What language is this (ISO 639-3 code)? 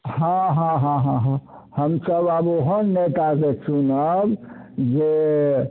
mai